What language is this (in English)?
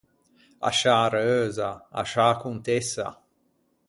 Ligurian